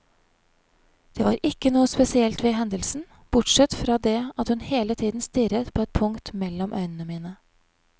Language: Norwegian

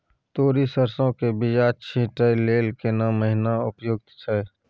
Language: Maithili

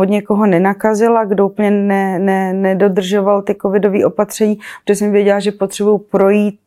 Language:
Czech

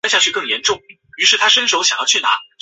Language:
Chinese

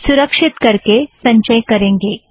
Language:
Hindi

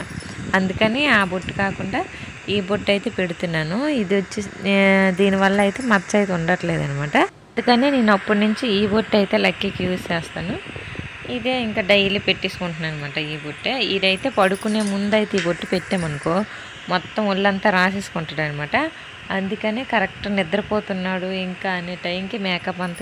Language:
Telugu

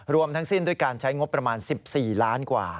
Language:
Thai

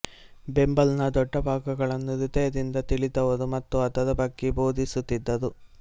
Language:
Kannada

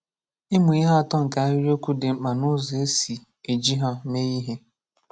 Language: Igbo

